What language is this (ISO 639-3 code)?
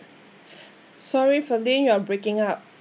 eng